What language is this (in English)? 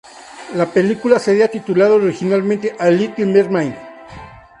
Spanish